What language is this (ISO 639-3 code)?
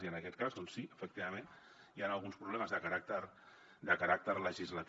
cat